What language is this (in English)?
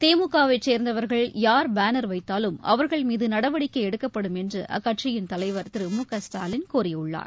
Tamil